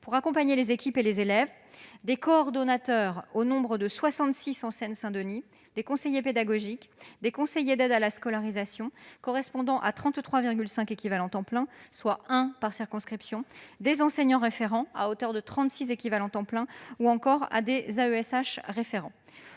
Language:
French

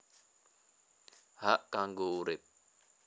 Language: Javanese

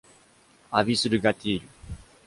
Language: Portuguese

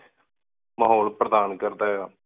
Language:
Punjabi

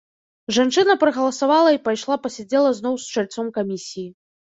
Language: Belarusian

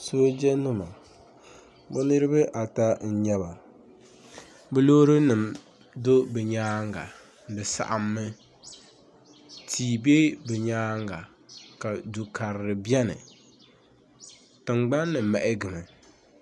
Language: Dagbani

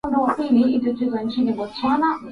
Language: Swahili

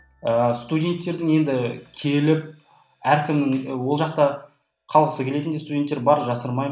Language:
Kazakh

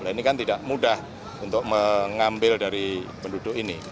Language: Indonesian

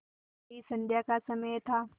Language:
Hindi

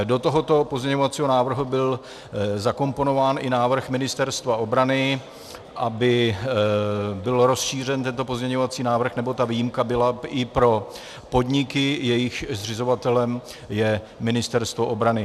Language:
Czech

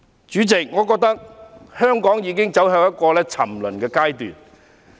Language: Cantonese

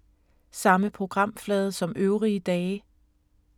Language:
Danish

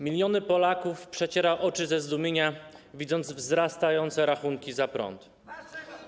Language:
Polish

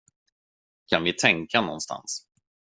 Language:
Swedish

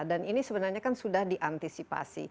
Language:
Indonesian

